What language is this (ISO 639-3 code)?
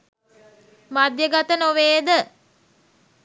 sin